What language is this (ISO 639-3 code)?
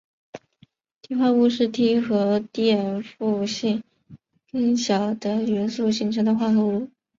zho